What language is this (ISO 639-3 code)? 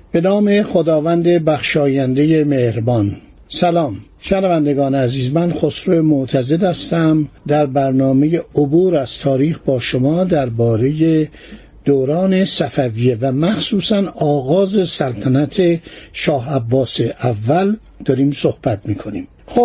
fas